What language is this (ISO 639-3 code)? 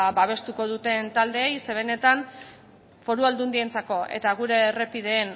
eus